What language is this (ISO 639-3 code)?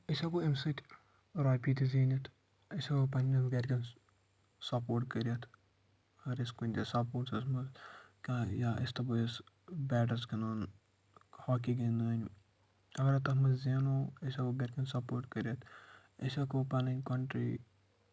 kas